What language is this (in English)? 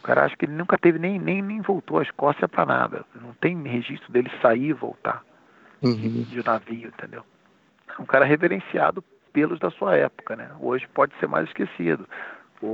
Portuguese